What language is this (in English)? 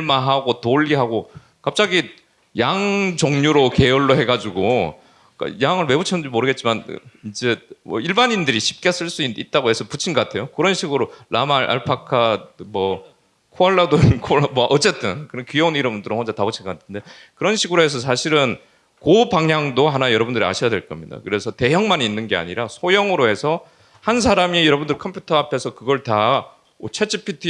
Korean